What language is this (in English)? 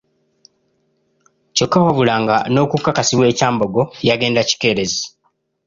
Ganda